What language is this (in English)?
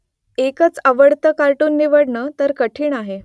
Marathi